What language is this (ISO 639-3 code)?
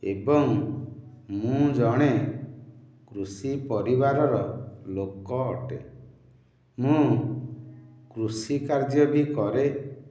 ori